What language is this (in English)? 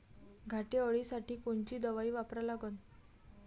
Marathi